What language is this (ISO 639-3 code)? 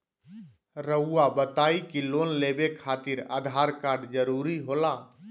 mag